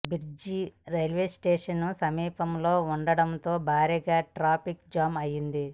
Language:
Telugu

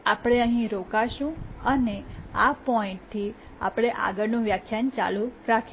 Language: Gujarati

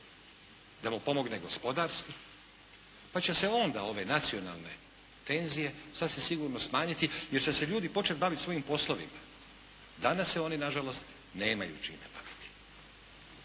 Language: Croatian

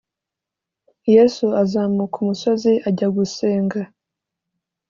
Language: Kinyarwanda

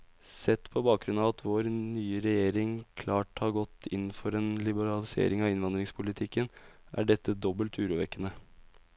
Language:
Norwegian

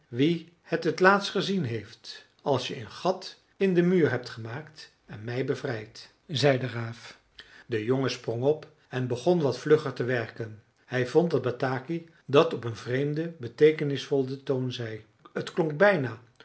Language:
Dutch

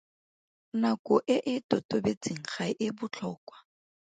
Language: Tswana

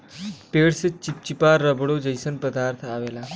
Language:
Bhojpuri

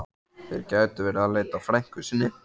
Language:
Icelandic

